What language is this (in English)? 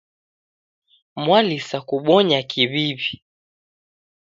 Taita